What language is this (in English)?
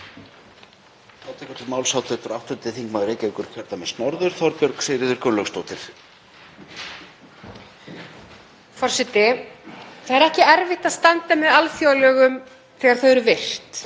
Icelandic